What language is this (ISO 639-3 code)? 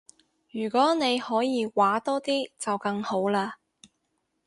yue